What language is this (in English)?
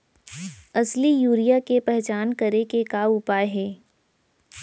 Chhattisgarhi